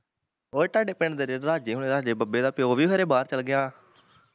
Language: Punjabi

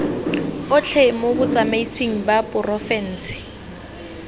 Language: Tswana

